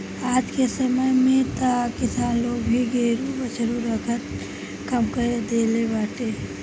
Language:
Bhojpuri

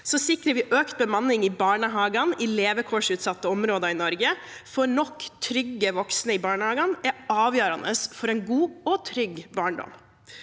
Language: Norwegian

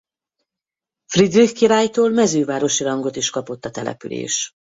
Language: Hungarian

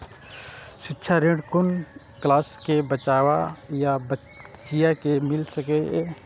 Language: Maithili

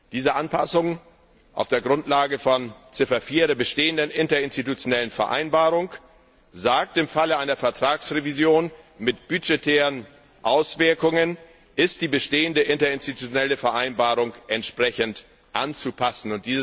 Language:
German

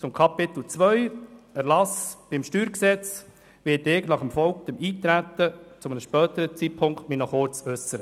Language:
Swiss German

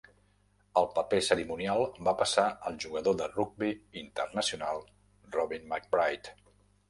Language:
Catalan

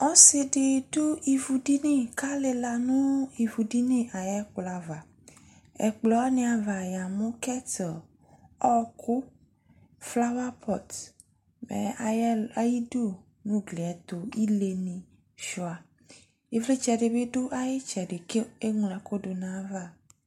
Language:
Ikposo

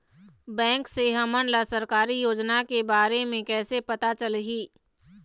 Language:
Chhattisgarhi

